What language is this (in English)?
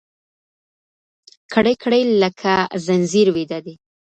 Pashto